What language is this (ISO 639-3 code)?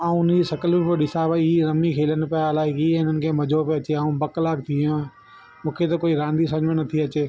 snd